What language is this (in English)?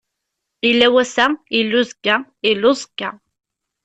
Kabyle